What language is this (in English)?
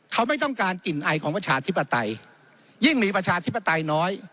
Thai